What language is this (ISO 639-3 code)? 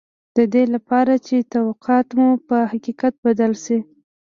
pus